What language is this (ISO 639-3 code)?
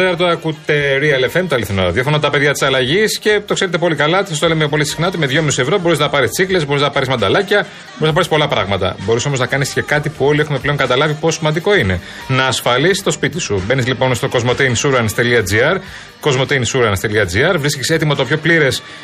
ell